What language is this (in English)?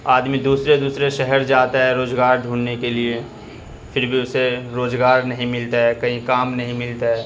Urdu